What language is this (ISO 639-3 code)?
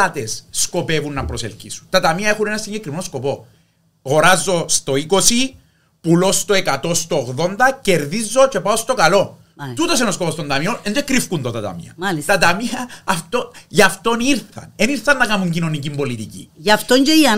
ell